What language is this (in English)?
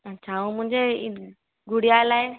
Sindhi